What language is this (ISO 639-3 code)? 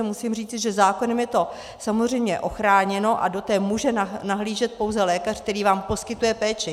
ces